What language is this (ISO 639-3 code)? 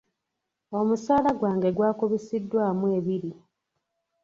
lug